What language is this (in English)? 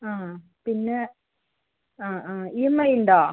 Malayalam